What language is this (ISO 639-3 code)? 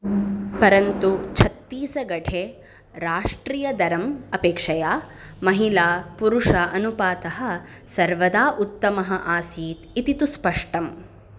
san